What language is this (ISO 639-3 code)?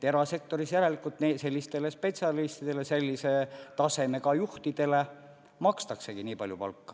est